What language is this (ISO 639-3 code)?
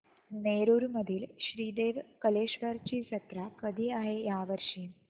mar